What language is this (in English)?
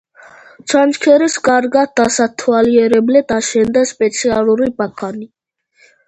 Georgian